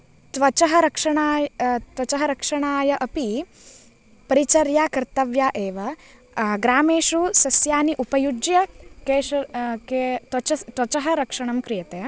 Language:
Sanskrit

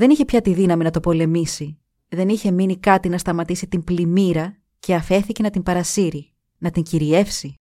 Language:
Greek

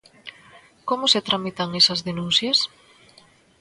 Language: Galician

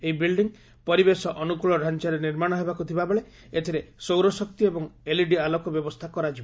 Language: Odia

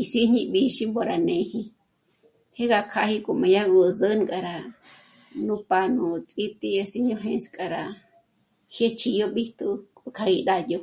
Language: Michoacán Mazahua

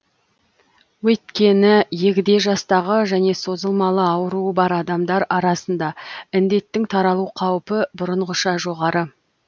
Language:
Kazakh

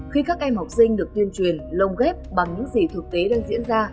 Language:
Vietnamese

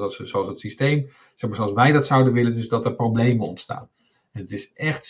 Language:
Dutch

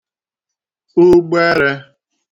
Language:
Igbo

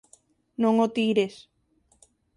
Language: Galician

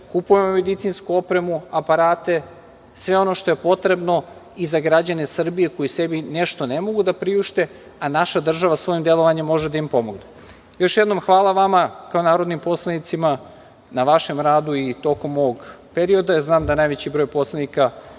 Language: Serbian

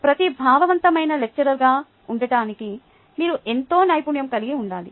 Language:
Telugu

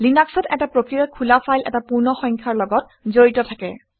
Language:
Assamese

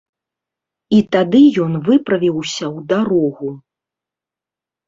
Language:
Belarusian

